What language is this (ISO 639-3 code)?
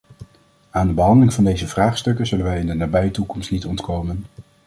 nld